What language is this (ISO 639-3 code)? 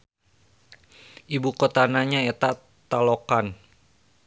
sun